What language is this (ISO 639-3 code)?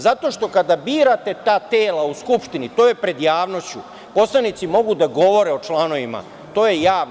srp